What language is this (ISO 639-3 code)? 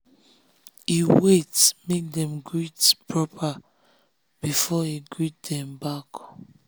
pcm